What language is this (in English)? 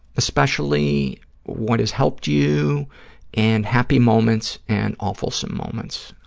English